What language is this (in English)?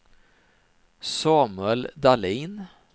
Swedish